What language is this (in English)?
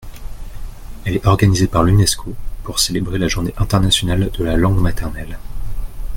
French